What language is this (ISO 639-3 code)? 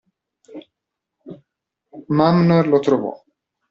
ita